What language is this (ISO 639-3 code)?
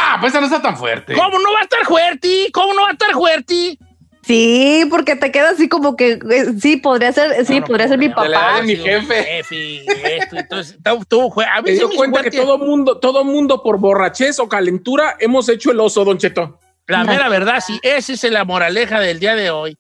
spa